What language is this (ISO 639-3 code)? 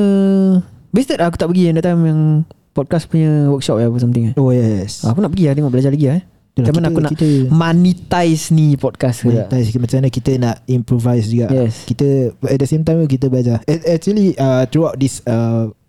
msa